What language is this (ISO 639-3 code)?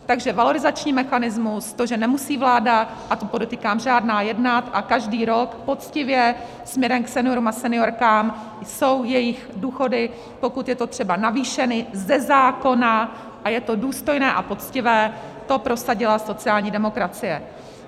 ces